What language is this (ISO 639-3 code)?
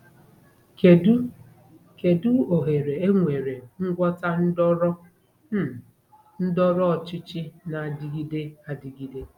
ibo